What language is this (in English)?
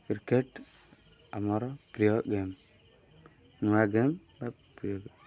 Odia